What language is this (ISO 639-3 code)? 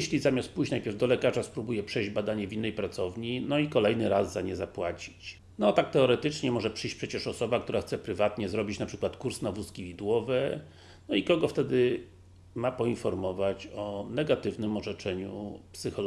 pol